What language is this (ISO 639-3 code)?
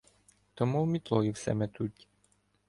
ukr